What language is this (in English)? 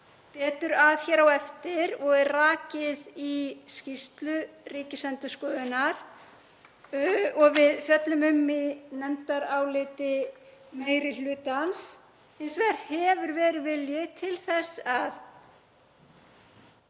Icelandic